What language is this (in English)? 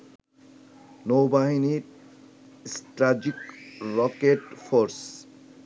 Bangla